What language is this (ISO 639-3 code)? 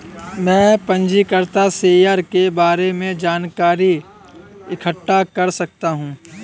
hin